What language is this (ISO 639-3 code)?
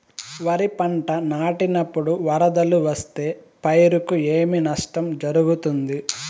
tel